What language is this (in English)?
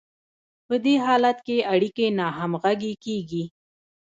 Pashto